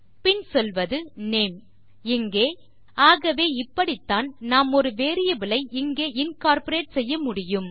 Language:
Tamil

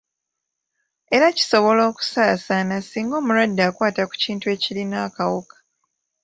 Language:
Ganda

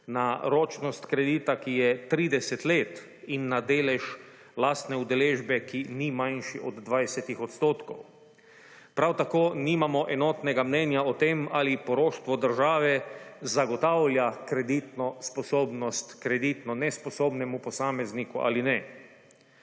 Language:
Slovenian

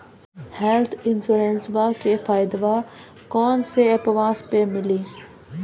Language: Maithili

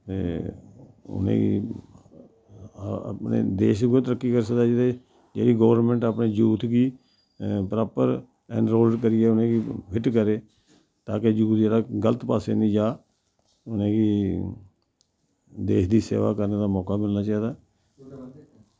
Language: Dogri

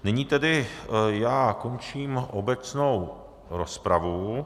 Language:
Czech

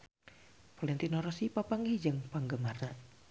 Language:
Sundanese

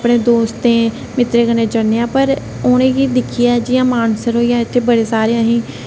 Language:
Dogri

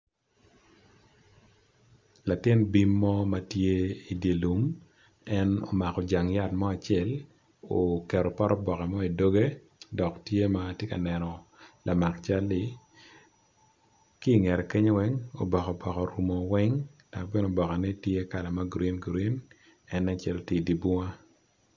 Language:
Acoli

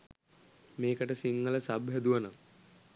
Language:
Sinhala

